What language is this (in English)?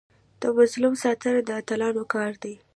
Pashto